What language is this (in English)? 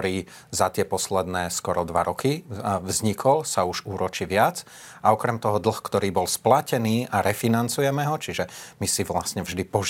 Slovak